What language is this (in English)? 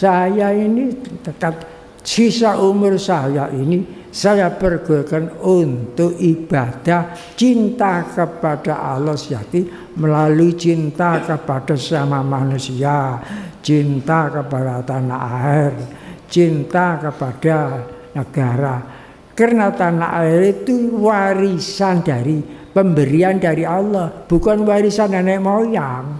Indonesian